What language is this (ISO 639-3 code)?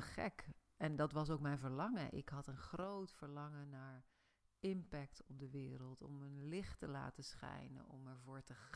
nld